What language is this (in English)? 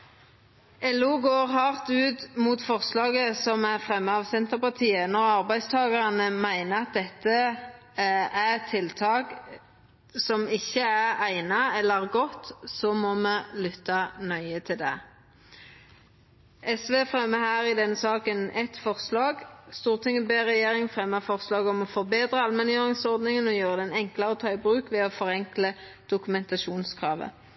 Norwegian Nynorsk